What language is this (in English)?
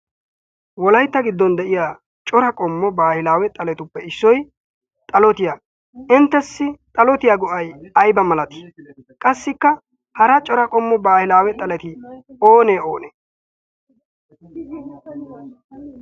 Wolaytta